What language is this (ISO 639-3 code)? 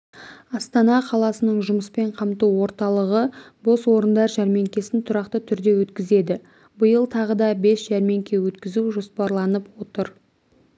kaz